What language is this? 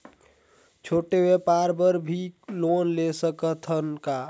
Chhattisgarhi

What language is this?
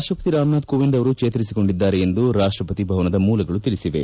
Kannada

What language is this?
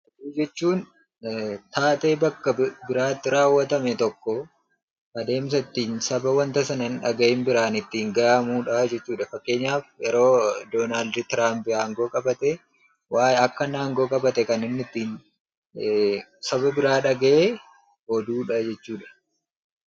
Oromo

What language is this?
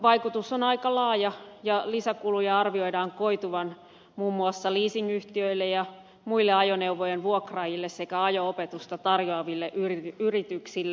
Finnish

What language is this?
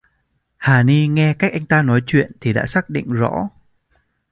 Vietnamese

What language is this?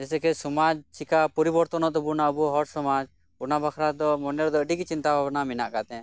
Santali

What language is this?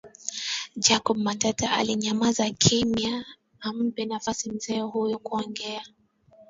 Swahili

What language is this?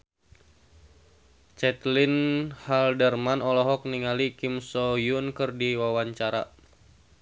Sundanese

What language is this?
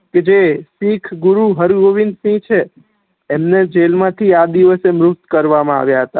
Gujarati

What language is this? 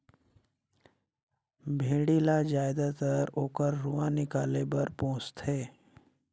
Chhattisgarhi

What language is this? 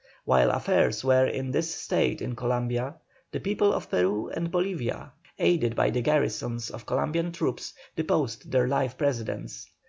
English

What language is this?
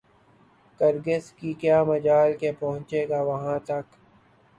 Urdu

